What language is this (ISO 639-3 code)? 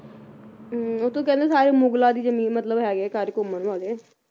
pan